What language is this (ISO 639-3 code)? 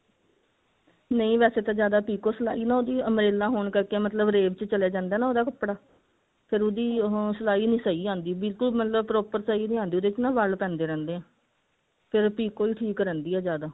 pan